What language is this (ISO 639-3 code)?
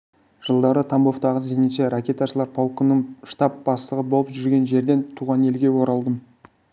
kaz